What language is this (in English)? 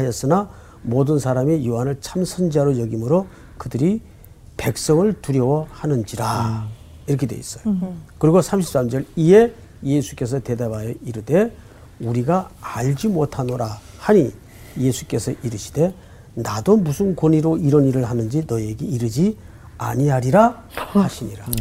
Korean